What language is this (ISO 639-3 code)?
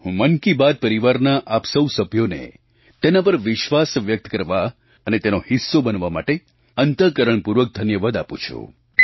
guj